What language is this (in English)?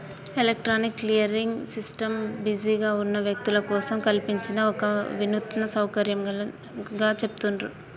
Telugu